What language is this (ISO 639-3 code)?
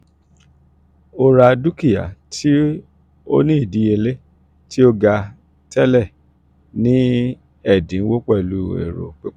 yor